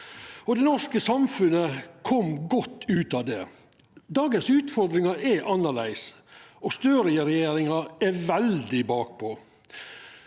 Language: Norwegian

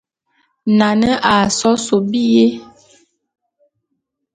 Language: Bulu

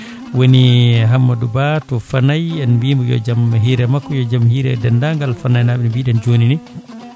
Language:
Fula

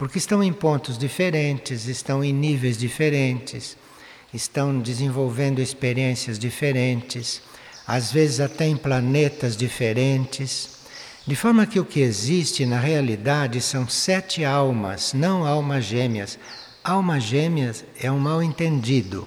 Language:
Portuguese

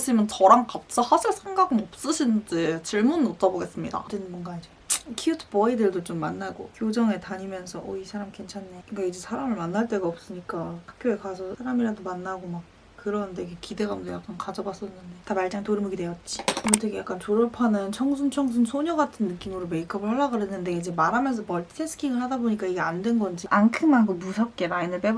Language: Korean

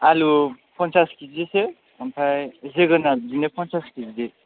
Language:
Bodo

